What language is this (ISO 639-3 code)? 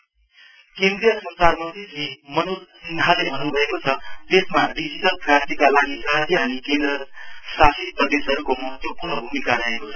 nep